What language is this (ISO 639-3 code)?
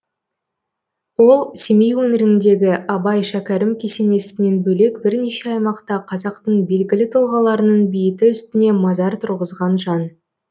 kaz